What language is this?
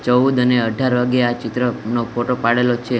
Gujarati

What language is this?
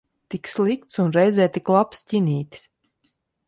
Latvian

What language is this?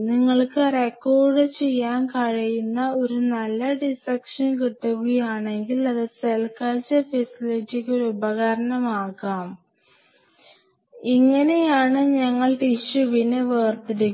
Malayalam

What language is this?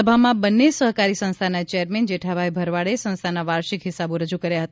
Gujarati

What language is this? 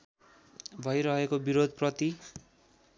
Nepali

